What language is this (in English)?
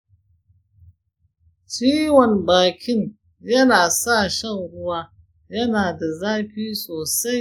Hausa